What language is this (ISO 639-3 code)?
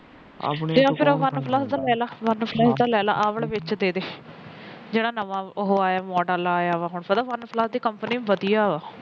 pan